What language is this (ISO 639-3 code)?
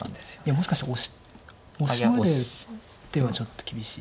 jpn